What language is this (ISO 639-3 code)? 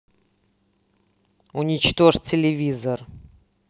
rus